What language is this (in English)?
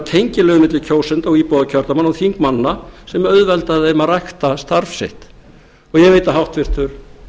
Icelandic